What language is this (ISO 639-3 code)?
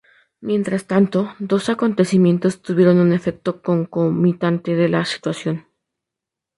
spa